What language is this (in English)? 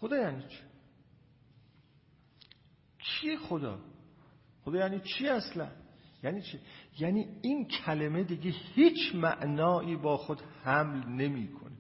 Persian